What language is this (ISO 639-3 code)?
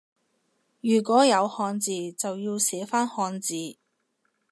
yue